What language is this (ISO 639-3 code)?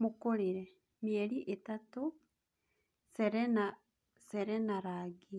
kik